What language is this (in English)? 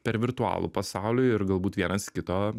Lithuanian